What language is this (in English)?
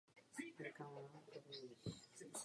Czech